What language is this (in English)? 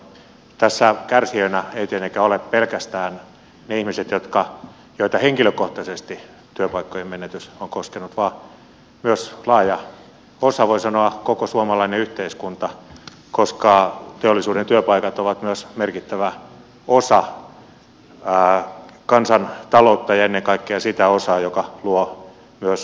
Finnish